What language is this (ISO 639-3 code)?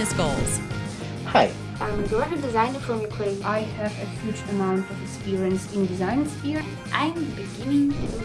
eng